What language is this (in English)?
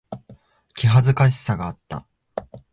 Japanese